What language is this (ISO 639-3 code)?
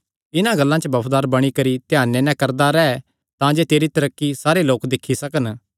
xnr